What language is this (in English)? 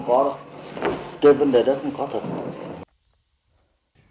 Vietnamese